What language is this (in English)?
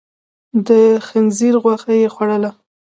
Pashto